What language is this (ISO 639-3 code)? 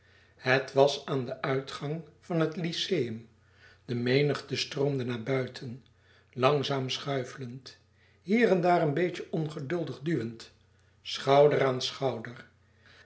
nld